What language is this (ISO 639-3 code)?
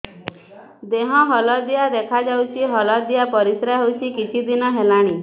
ori